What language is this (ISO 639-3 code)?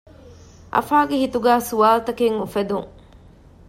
div